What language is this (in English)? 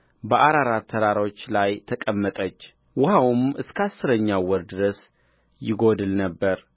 Amharic